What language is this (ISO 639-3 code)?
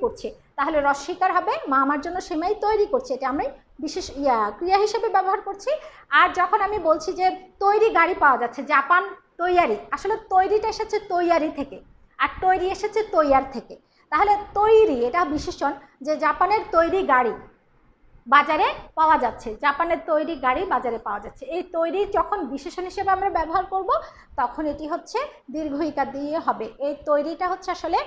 eng